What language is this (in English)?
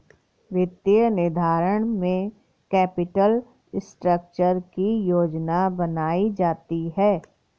Hindi